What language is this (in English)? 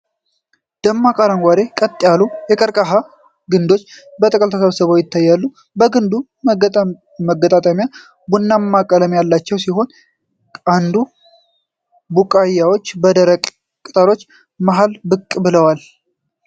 Amharic